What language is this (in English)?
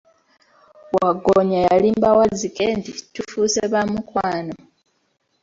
Ganda